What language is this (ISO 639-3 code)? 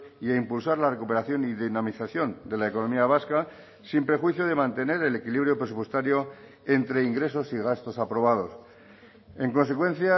spa